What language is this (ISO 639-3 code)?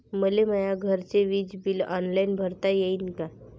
mar